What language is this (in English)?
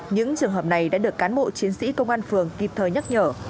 Vietnamese